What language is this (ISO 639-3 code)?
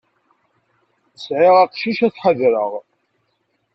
kab